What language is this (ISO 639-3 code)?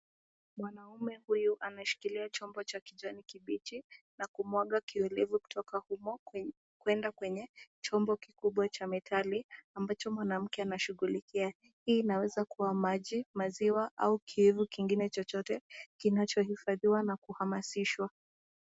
swa